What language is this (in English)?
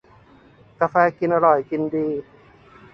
Thai